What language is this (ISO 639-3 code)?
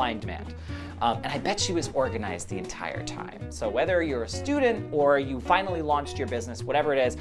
eng